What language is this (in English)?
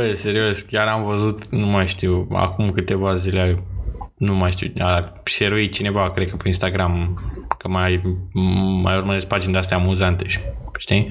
Romanian